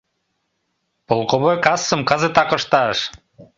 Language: Mari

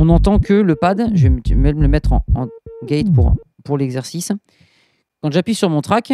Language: French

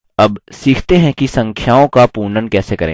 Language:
Hindi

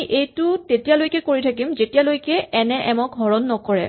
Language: Assamese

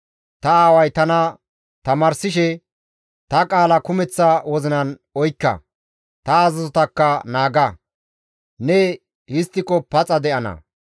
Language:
Gamo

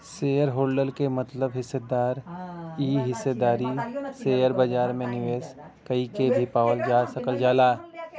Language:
Bhojpuri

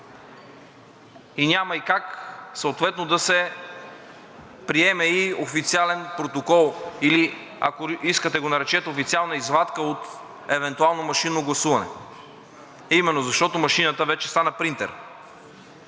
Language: Bulgarian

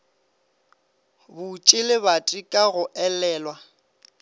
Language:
Northern Sotho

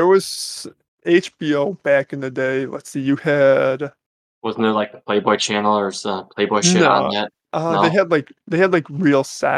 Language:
English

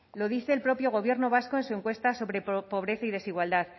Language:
Spanish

